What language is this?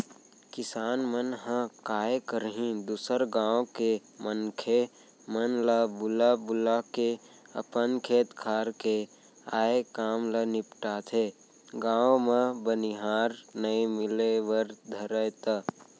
Chhattisgarhi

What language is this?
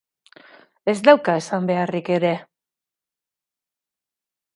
Basque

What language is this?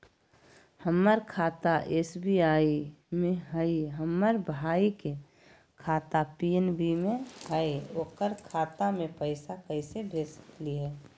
Magahi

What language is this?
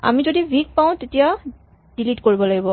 Assamese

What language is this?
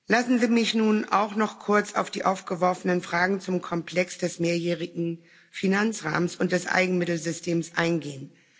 German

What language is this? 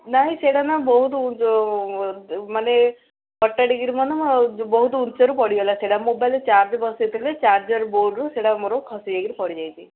Odia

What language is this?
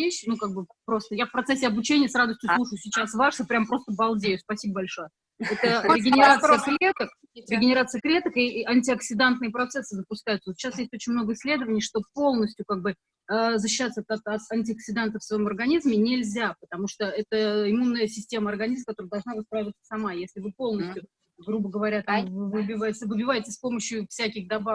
Russian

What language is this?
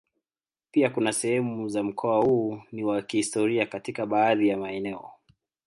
Swahili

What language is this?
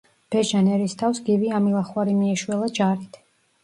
Georgian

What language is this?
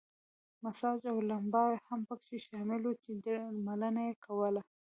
Pashto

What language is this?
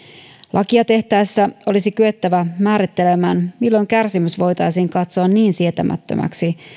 Finnish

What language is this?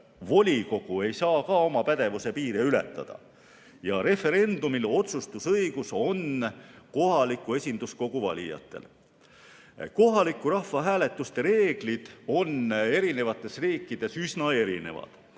Estonian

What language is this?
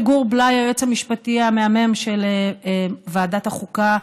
Hebrew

